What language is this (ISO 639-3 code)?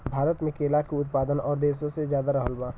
bho